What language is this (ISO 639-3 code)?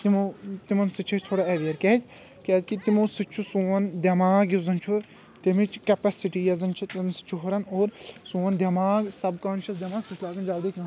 kas